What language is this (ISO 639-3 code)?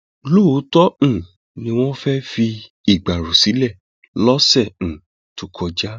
yor